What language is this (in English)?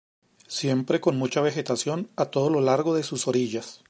Spanish